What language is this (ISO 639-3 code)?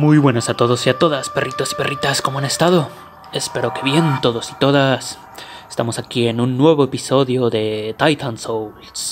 spa